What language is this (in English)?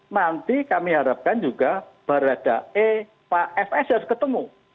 Indonesian